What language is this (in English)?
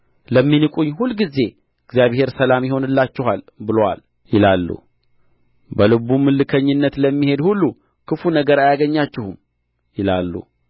Amharic